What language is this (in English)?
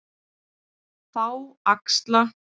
Icelandic